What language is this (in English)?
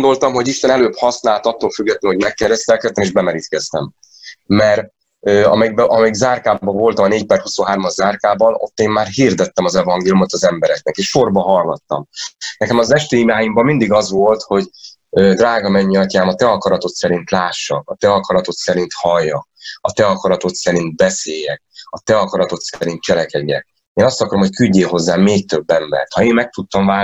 Hungarian